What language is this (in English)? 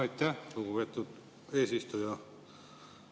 Estonian